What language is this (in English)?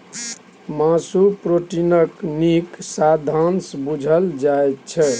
Maithili